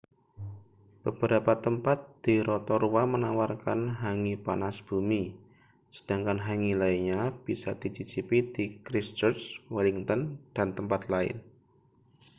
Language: Indonesian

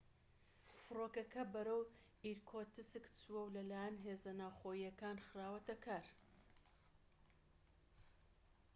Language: Central Kurdish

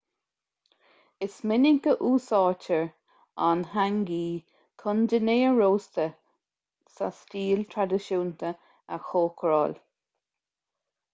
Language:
Irish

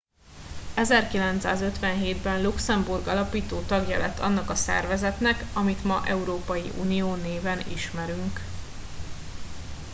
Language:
Hungarian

